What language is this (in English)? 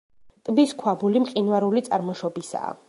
Georgian